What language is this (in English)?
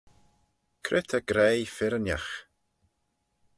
Manx